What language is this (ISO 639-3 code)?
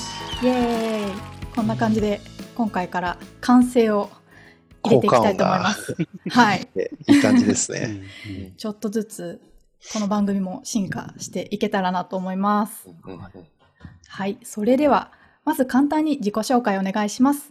jpn